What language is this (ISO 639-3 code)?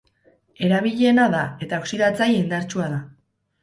eus